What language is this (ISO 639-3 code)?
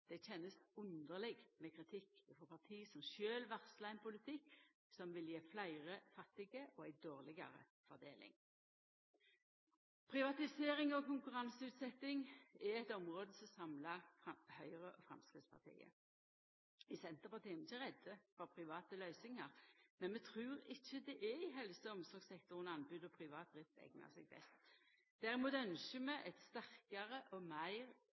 nno